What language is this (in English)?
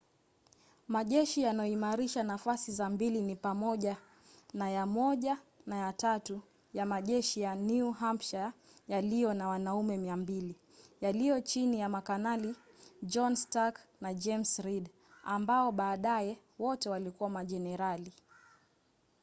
Swahili